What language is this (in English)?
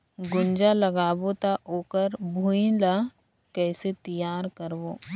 Chhattisgarhi